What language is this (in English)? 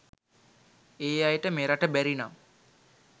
Sinhala